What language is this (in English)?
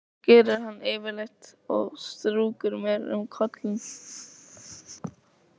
Icelandic